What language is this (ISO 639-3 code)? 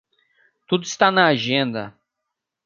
por